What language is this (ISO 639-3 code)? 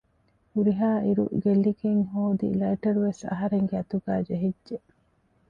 div